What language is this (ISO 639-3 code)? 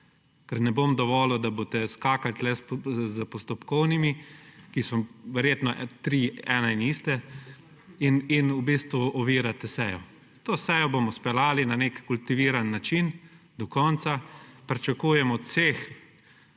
slv